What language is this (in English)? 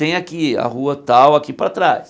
Portuguese